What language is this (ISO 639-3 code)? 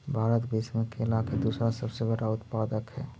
mag